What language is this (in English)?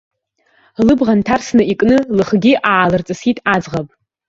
Abkhazian